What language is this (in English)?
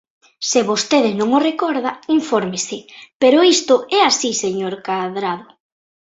Galician